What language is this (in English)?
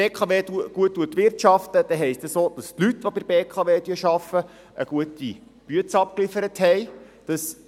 Swiss German